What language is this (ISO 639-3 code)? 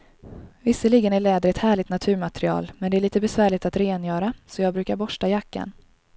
swe